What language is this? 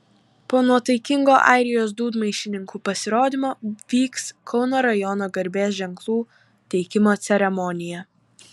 Lithuanian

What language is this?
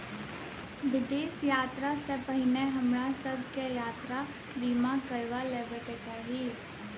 Maithili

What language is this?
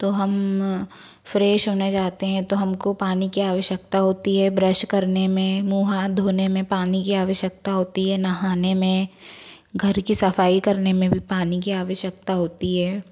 Hindi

